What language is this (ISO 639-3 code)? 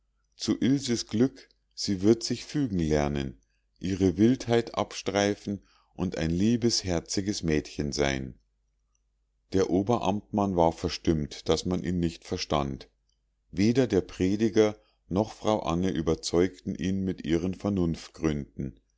deu